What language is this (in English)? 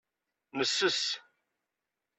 Kabyle